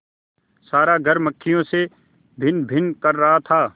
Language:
Hindi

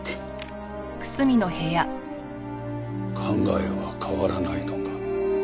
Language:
Japanese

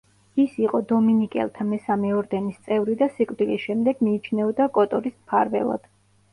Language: Georgian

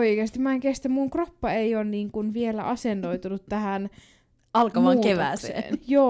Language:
Finnish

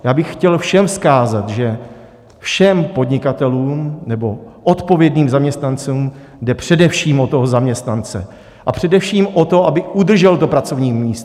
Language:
Czech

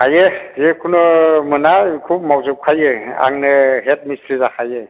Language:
Bodo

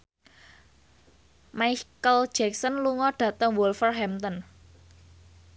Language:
Javanese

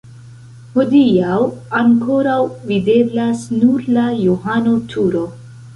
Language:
Esperanto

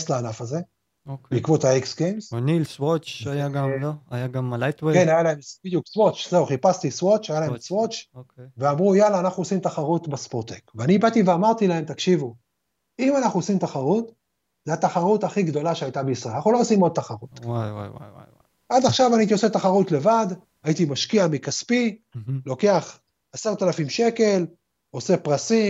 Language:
Hebrew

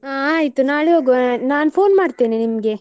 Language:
Kannada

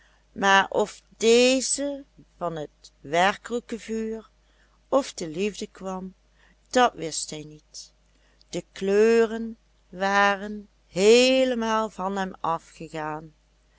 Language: Dutch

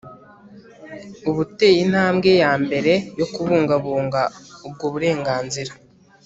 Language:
Kinyarwanda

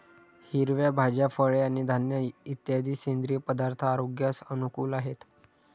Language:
Marathi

